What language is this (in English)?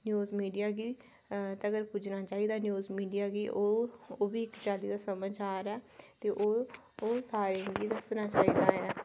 Dogri